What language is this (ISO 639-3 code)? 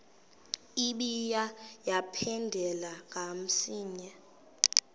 xho